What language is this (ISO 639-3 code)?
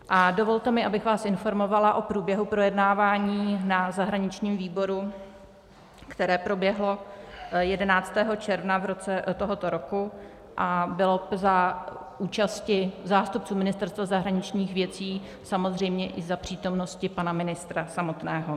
ces